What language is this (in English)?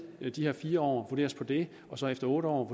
Danish